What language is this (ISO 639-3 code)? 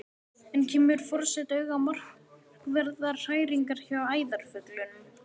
isl